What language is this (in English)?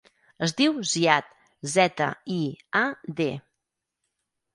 Catalan